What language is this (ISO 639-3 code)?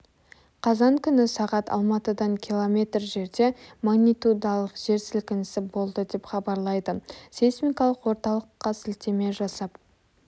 kaz